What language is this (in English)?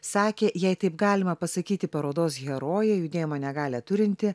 Lithuanian